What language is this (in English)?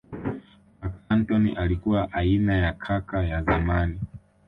Swahili